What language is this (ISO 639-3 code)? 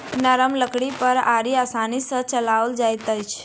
mai